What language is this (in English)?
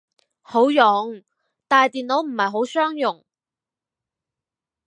Cantonese